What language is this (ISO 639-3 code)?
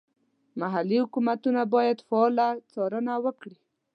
pus